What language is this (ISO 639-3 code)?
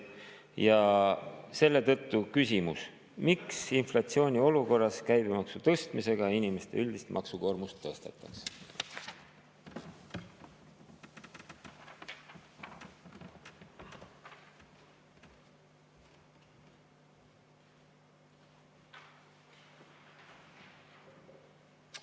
est